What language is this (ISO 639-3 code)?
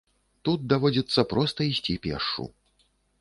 bel